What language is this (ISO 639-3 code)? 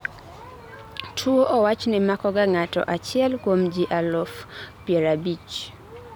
luo